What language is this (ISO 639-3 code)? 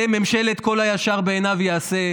heb